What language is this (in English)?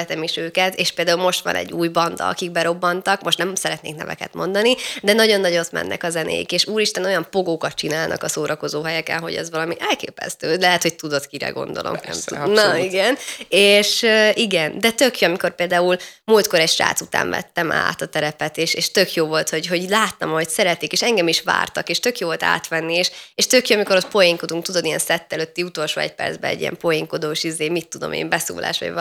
Hungarian